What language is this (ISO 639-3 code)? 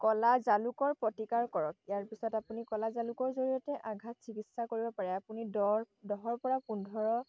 asm